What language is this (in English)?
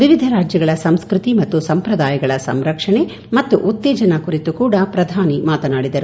Kannada